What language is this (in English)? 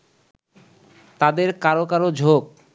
Bangla